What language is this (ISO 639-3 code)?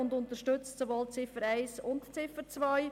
gsw